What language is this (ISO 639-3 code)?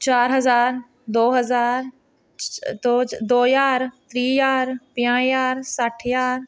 doi